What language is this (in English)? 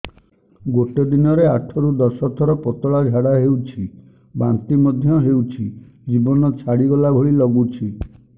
Odia